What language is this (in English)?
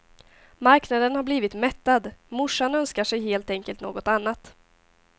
Swedish